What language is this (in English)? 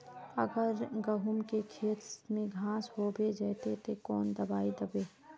Magahi